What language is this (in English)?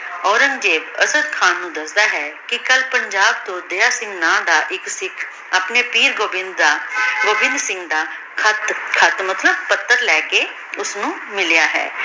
Punjabi